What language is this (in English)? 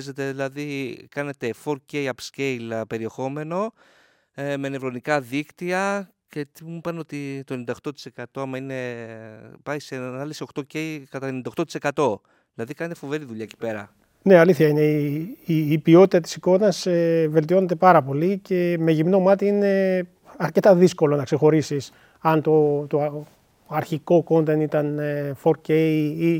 Greek